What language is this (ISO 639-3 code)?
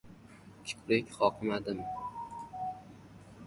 uzb